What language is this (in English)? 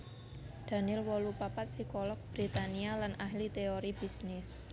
Javanese